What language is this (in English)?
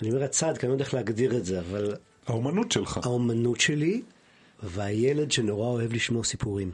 Hebrew